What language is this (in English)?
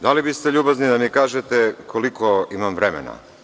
Serbian